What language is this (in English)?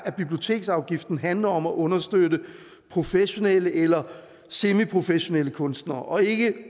Danish